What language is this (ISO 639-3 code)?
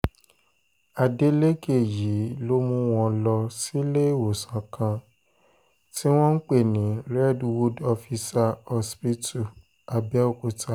yor